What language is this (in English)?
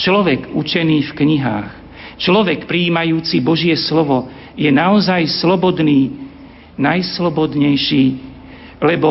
Slovak